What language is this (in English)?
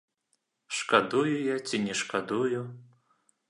Belarusian